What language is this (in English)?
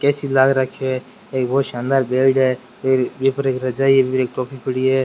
Rajasthani